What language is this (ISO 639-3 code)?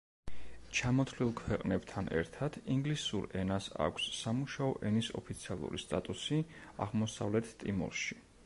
kat